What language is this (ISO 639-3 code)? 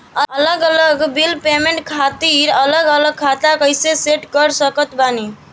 bho